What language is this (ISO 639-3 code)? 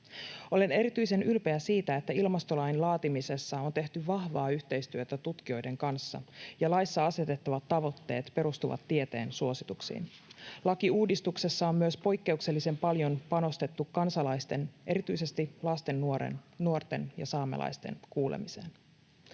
fin